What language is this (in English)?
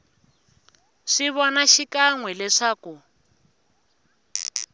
Tsonga